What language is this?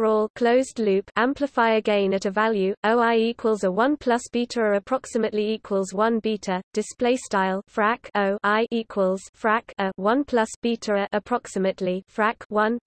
English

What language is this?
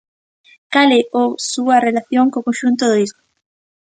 Galician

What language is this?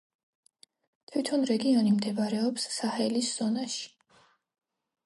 Georgian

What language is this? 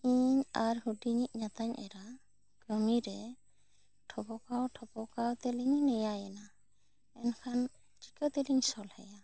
Santali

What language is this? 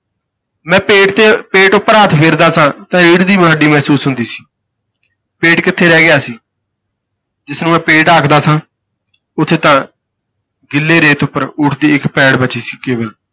Punjabi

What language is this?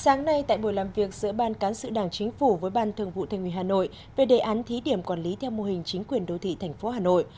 Vietnamese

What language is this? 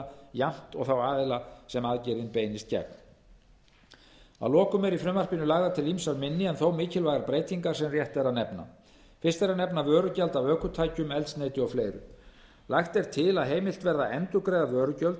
Icelandic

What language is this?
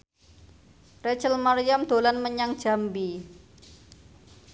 Javanese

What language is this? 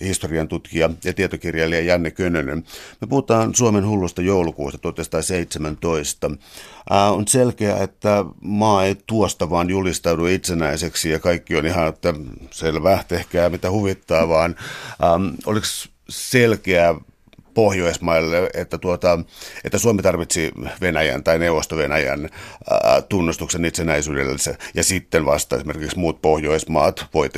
Finnish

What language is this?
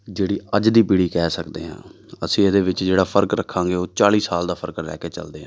Punjabi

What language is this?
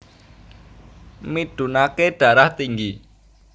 Javanese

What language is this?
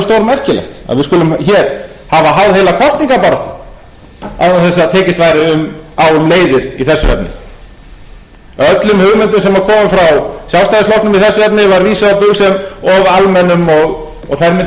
Icelandic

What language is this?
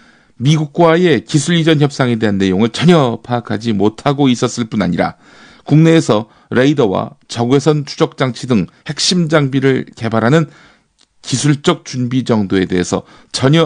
Korean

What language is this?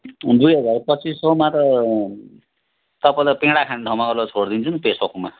Nepali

